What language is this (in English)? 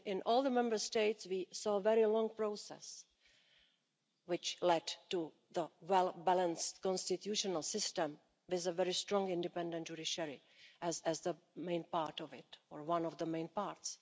English